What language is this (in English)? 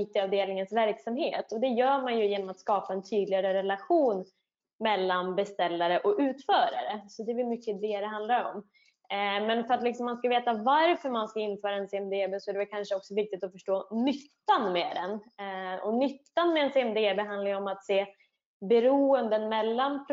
Swedish